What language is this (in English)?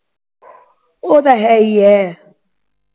Punjabi